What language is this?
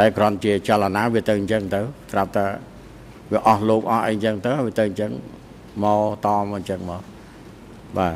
Thai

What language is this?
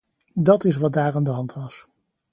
Dutch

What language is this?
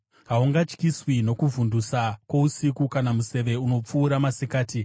Shona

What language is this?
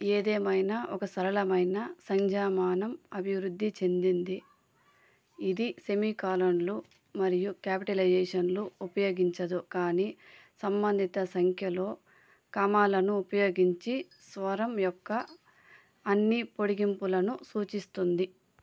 Telugu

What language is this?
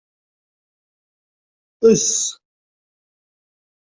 Kabyle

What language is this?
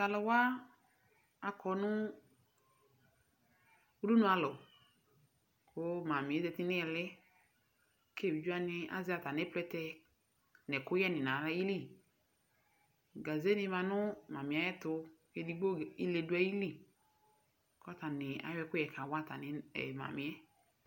Ikposo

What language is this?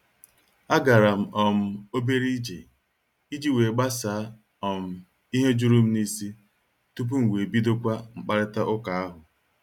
Igbo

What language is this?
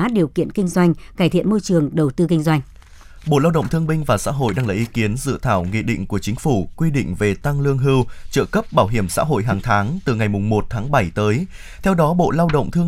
Vietnamese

